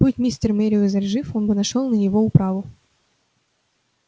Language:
Russian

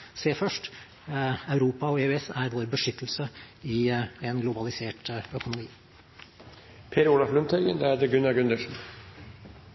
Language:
Norwegian Bokmål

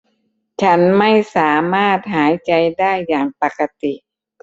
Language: Thai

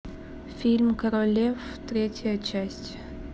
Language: Russian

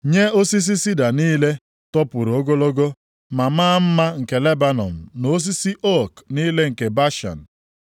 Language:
Igbo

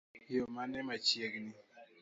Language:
Luo (Kenya and Tanzania)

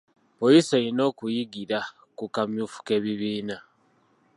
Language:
Ganda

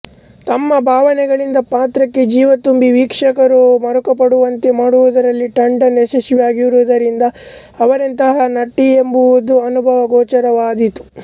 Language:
Kannada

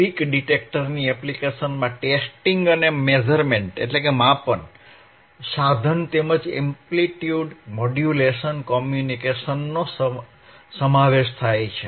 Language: Gujarati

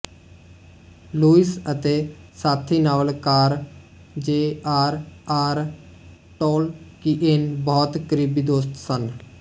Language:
Punjabi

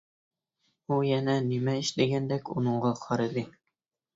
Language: Uyghur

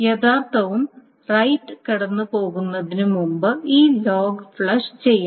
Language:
Malayalam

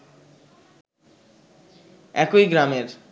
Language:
Bangla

